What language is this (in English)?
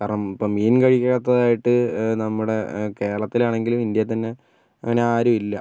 Malayalam